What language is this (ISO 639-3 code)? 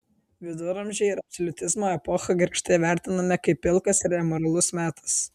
lit